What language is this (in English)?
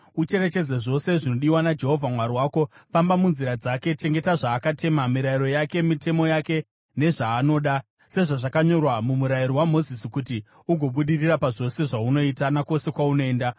Shona